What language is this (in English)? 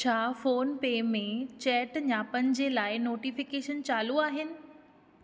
Sindhi